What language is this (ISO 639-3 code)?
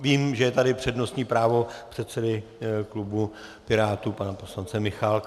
ces